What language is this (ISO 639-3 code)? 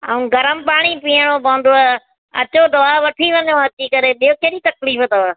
snd